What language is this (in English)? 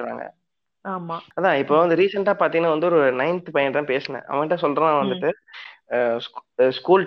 Tamil